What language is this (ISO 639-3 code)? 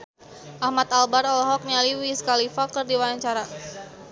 sun